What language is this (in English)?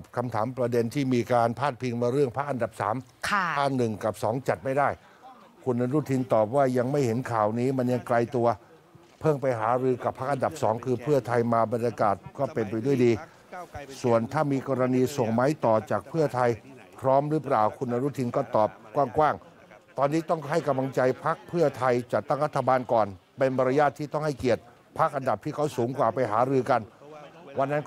Thai